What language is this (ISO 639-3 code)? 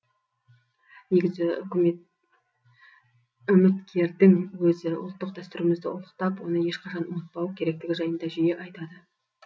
kaz